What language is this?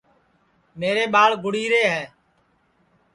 Sansi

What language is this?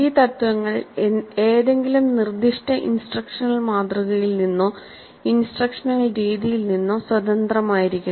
Malayalam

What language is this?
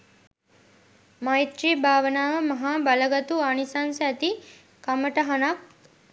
Sinhala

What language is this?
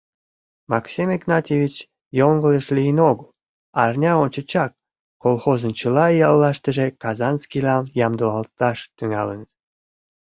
Mari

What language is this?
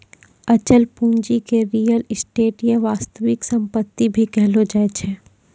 Maithili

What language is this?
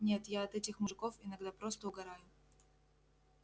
Russian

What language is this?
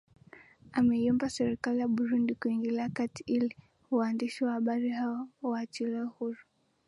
Swahili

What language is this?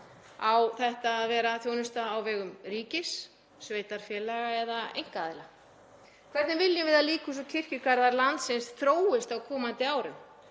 Icelandic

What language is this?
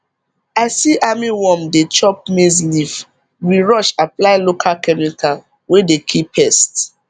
Nigerian Pidgin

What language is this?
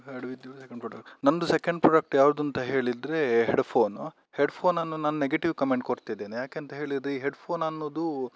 Kannada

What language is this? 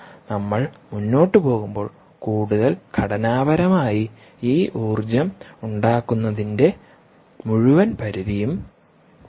Malayalam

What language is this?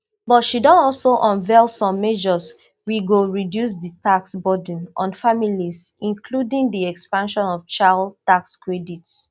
Nigerian Pidgin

